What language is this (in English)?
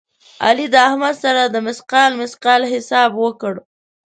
Pashto